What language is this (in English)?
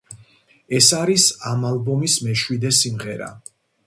Georgian